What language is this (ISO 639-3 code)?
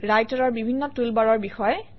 asm